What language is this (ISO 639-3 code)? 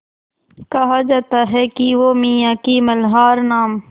hin